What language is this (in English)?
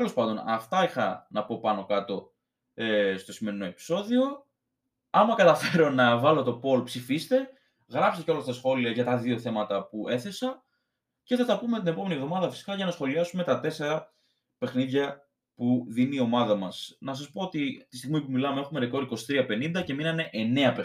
Greek